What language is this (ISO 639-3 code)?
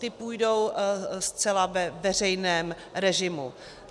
ces